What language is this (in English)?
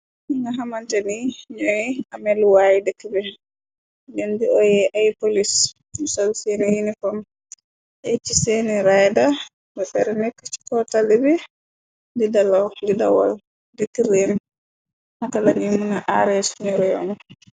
Wolof